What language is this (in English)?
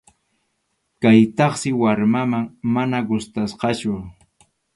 Arequipa-La Unión Quechua